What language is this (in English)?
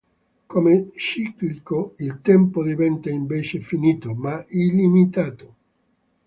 Italian